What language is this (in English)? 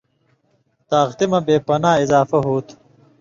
Indus Kohistani